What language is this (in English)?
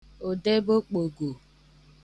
Igbo